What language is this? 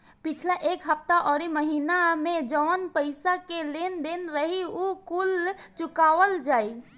Bhojpuri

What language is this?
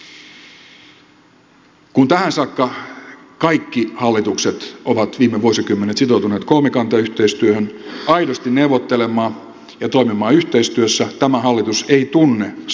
Finnish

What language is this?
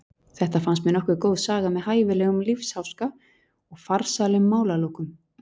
Icelandic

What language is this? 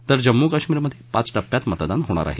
Marathi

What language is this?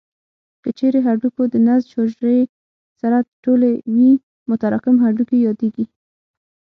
Pashto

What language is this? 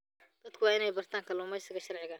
Somali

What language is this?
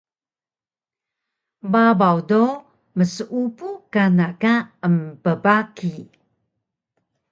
Taroko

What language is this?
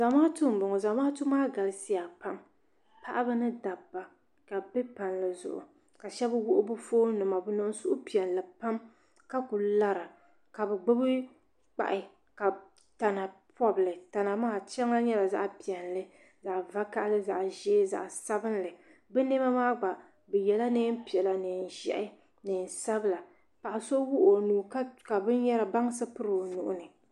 Dagbani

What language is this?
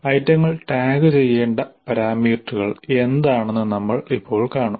Malayalam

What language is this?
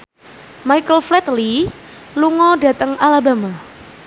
Javanese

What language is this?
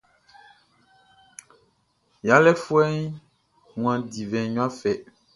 Baoulé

